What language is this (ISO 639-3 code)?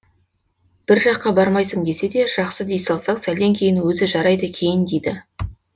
kaz